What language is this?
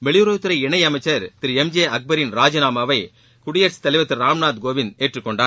Tamil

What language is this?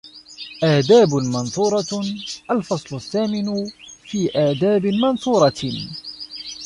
Arabic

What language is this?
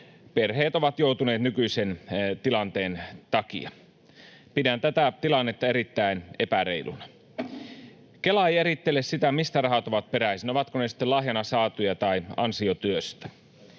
Finnish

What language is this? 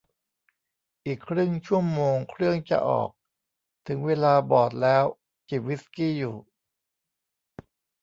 Thai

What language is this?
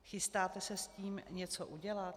Czech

